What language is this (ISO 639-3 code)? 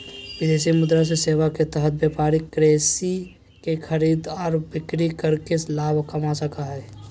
mag